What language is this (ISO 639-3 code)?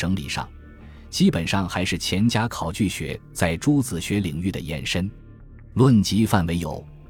zho